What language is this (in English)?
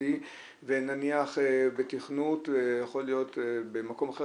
Hebrew